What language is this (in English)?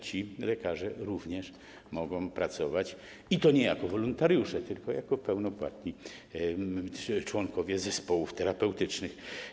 Polish